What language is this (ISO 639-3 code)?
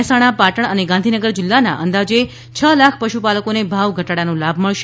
guj